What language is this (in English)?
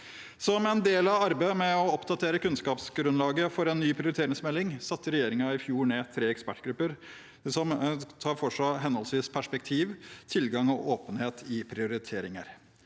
Norwegian